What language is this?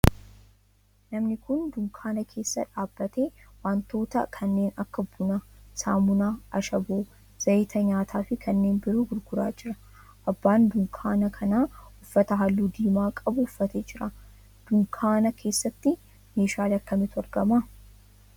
Oromo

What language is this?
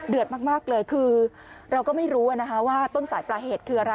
Thai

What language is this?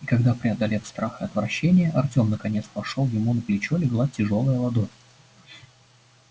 Russian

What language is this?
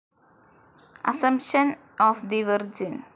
Malayalam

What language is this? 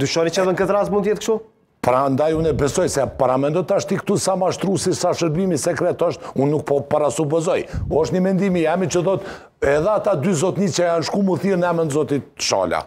Romanian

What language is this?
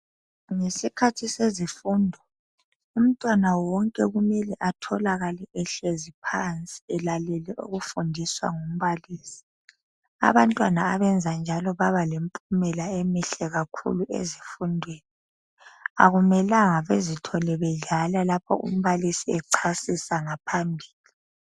North Ndebele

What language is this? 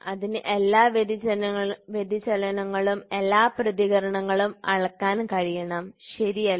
Malayalam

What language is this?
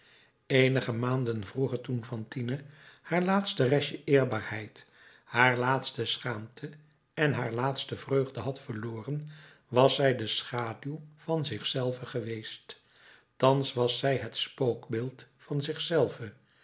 Dutch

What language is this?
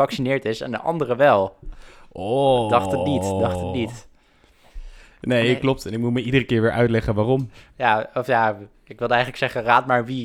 Dutch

